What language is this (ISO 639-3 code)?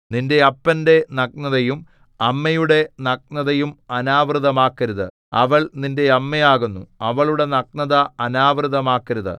mal